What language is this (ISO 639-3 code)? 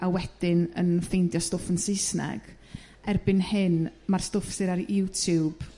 cym